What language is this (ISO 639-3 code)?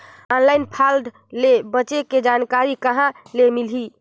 hne